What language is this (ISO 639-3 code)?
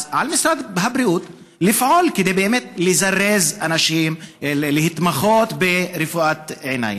heb